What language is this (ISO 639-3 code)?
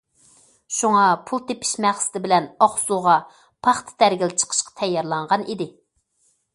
uig